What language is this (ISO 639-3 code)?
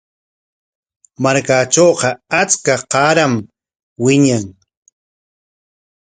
qwa